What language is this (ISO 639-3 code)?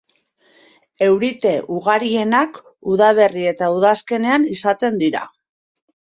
eus